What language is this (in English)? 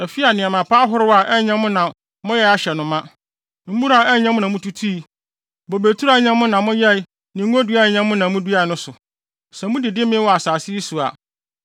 Akan